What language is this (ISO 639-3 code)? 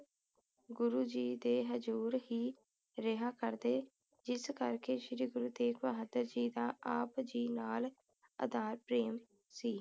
pan